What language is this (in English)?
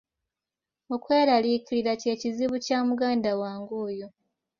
Ganda